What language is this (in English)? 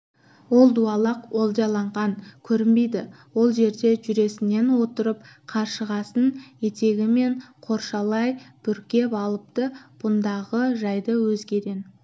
Kazakh